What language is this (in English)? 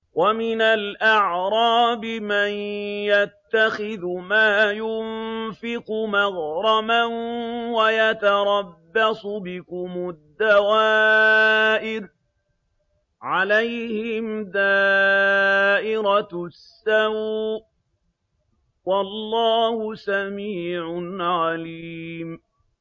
Arabic